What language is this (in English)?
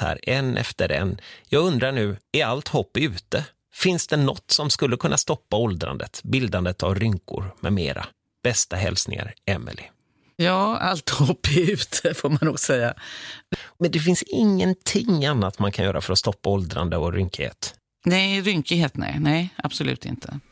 Swedish